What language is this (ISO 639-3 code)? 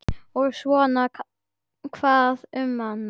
isl